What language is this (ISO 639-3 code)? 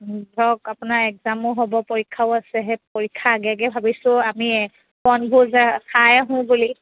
asm